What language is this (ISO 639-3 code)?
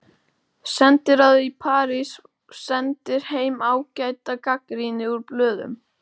isl